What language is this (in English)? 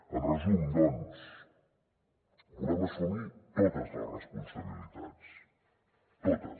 Catalan